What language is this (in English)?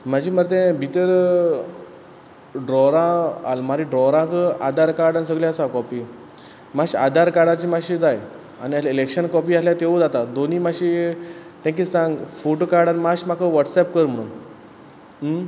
Konkani